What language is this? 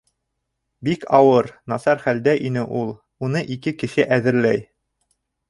Bashkir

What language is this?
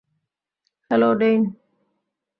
Bangla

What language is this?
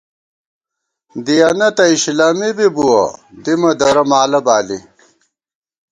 Gawar-Bati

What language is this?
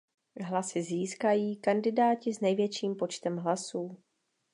Czech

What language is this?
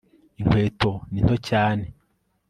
Kinyarwanda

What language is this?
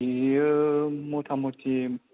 Bodo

